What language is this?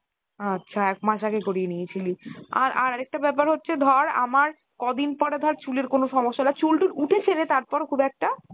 Bangla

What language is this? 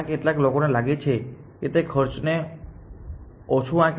Gujarati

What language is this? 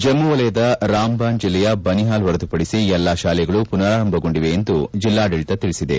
Kannada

